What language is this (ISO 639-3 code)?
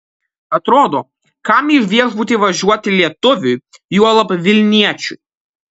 lit